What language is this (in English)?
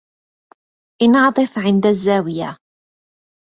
Arabic